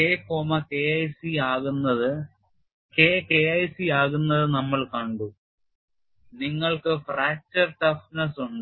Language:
Malayalam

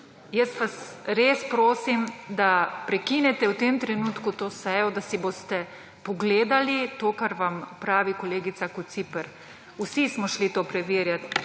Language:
Slovenian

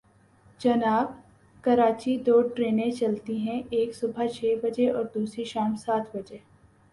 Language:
Urdu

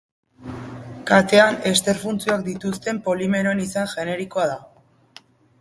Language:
Basque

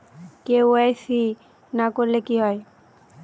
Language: Bangla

